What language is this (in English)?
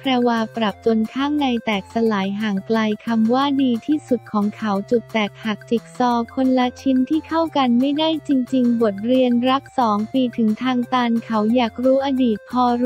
Thai